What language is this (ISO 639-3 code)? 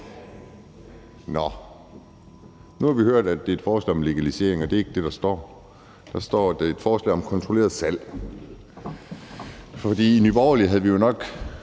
dan